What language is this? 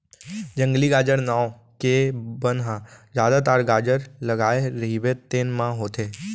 Chhattisgarhi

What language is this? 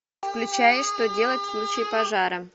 Russian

